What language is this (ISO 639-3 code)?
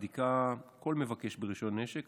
heb